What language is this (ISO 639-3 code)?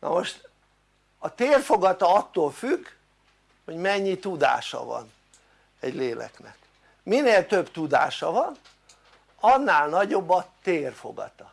hun